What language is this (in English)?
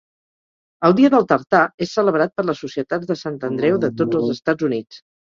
Catalan